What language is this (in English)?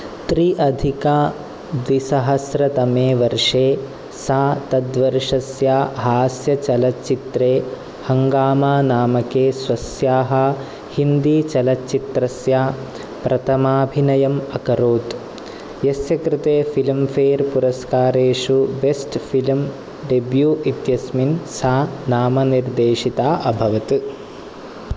Sanskrit